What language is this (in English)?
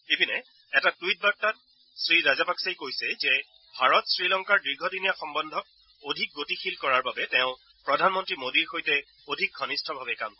Assamese